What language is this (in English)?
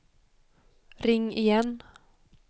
Swedish